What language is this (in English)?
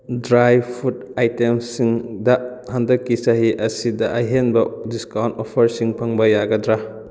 Manipuri